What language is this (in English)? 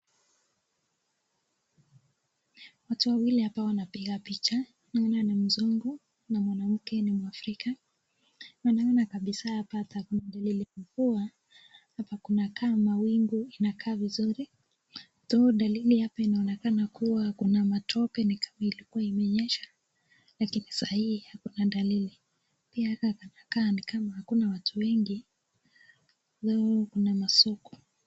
Swahili